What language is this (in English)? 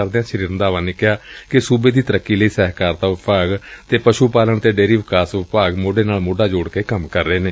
Punjabi